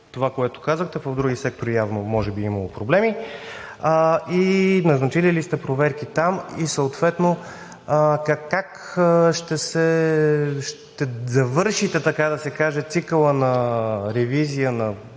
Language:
Bulgarian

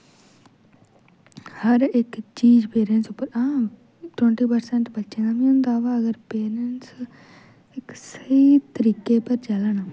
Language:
Dogri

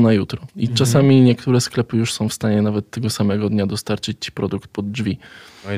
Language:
Polish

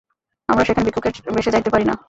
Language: Bangla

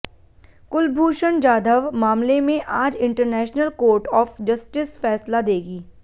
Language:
Hindi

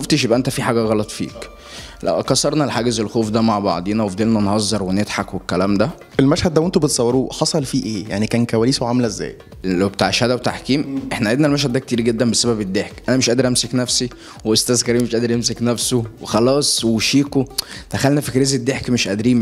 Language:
Arabic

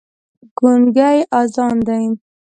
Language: Pashto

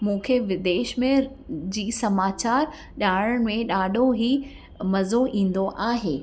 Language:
Sindhi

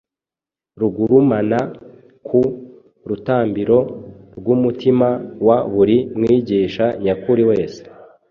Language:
Kinyarwanda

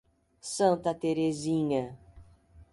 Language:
Portuguese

